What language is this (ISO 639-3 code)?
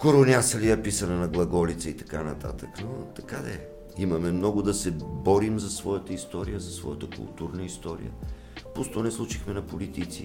bul